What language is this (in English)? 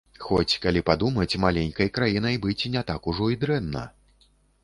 Belarusian